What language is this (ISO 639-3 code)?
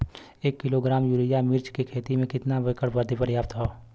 bho